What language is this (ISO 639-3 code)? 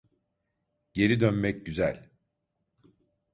tur